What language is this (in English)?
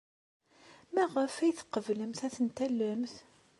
Kabyle